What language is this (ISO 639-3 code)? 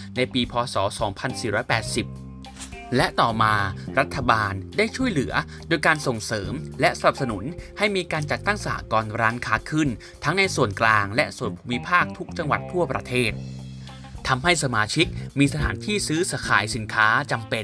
tha